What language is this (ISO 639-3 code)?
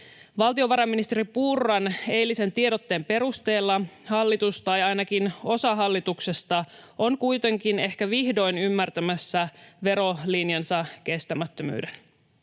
fin